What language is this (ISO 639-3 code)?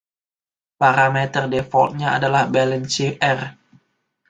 ind